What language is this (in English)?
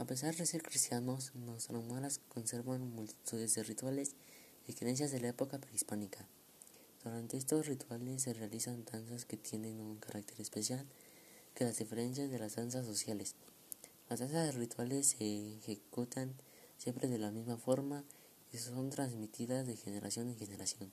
Spanish